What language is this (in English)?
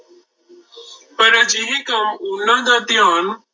Punjabi